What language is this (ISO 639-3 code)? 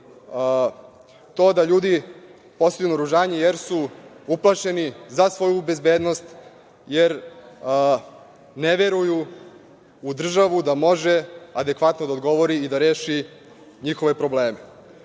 srp